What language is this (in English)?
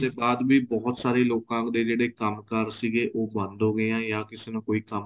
Punjabi